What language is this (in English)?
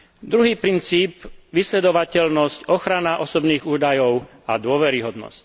Slovak